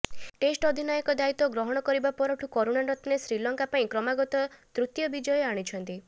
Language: Odia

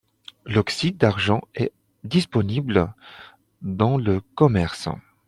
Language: French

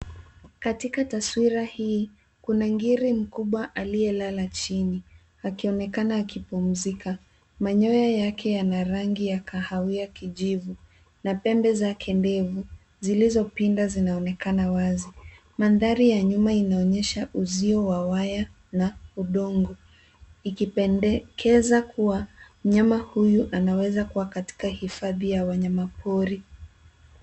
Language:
Swahili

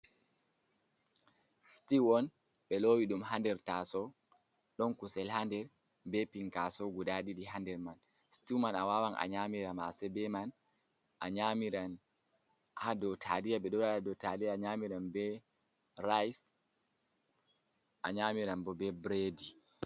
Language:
Fula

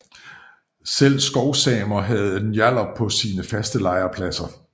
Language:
Danish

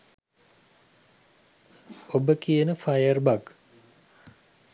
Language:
Sinhala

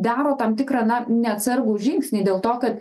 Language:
Lithuanian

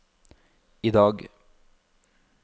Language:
Norwegian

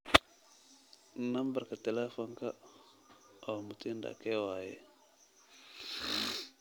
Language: Somali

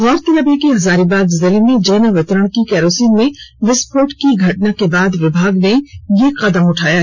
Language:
Hindi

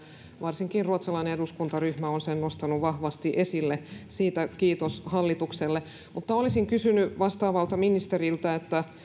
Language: Finnish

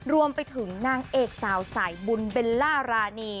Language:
Thai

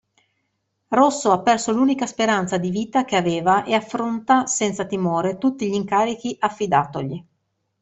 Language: Italian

